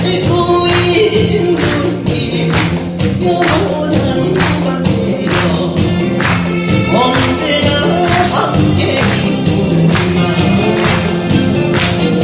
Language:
Vietnamese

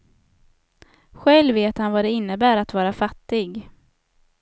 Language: Swedish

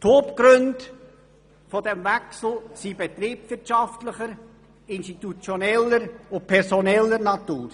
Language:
Swiss German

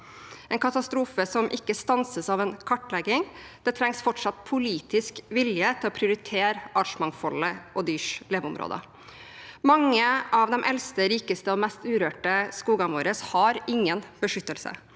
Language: Norwegian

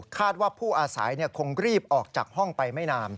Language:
Thai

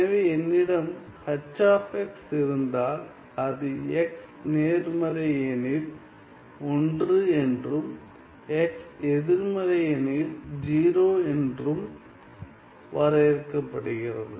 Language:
Tamil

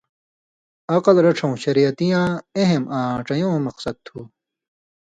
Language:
Indus Kohistani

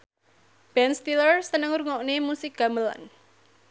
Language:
Javanese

